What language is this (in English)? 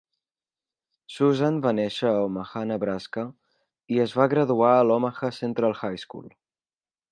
Catalan